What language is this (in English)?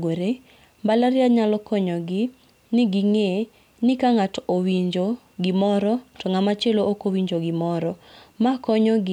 Luo (Kenya and Tanzania)